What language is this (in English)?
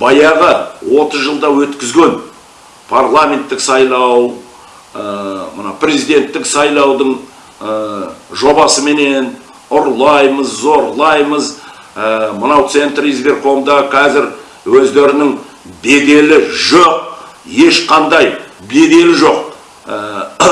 Kazakh